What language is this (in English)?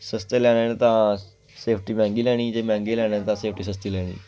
Dogri